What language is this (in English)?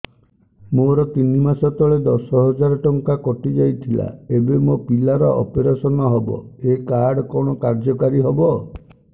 Odia